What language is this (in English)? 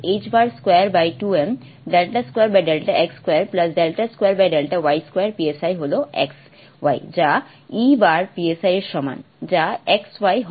Bangla